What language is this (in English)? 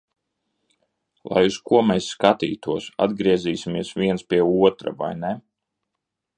Latvian